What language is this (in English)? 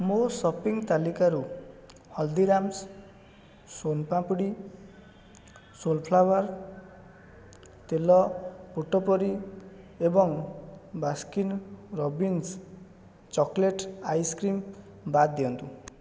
Odia